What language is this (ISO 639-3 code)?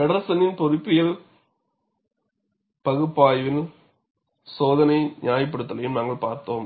tam